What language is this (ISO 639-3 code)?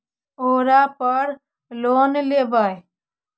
mag